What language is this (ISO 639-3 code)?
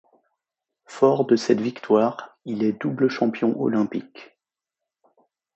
fra